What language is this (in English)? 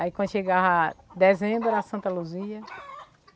Portuguese